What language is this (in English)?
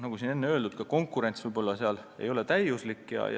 Estonian